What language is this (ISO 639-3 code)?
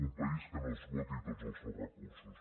cat